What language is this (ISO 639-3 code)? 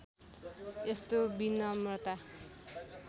nep